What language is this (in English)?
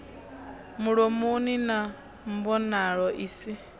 Venda